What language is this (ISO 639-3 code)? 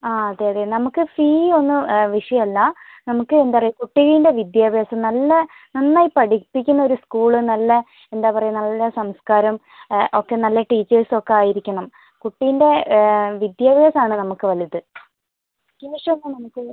mal